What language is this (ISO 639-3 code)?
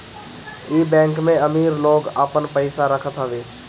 bho